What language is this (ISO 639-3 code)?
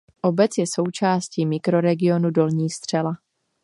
ces